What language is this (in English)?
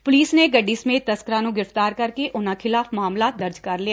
Punjabi